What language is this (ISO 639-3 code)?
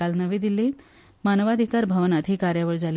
kok